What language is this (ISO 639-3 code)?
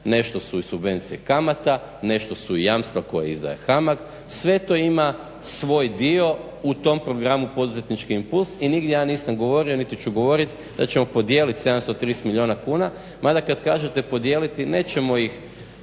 hrv